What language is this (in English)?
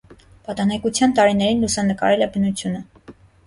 Armenian